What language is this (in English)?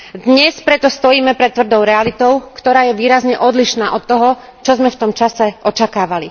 Slovak